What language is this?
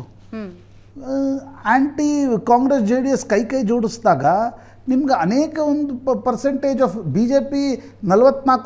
Kannada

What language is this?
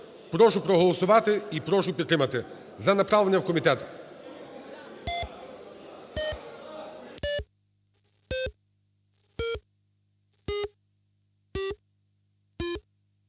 Ukrainian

